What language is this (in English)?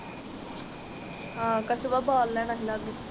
Punjabi